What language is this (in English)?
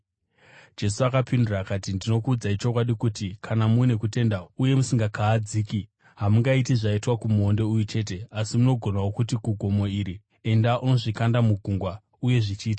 Shona